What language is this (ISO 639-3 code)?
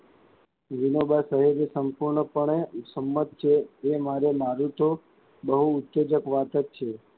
guj